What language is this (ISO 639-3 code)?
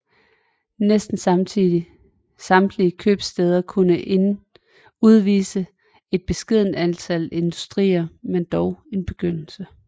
dan